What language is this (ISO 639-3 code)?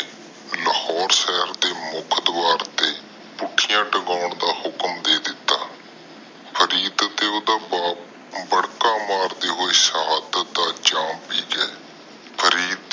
pan